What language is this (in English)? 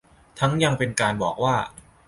Thai